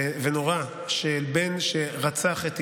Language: Hebrew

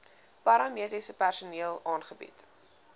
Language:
Afrikaans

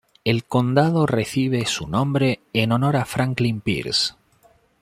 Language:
Spanish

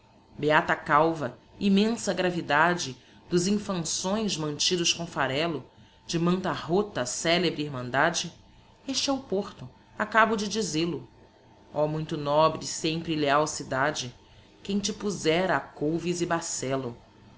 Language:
Portuguese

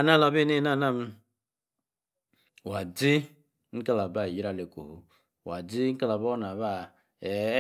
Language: Yace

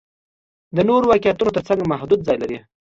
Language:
Pashto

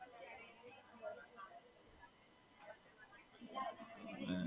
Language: Gujarati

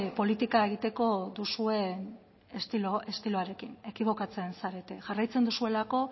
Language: Basque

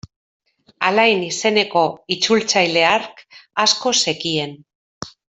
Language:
Basque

